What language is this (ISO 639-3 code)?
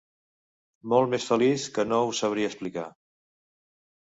cat